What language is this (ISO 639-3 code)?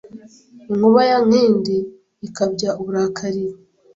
kin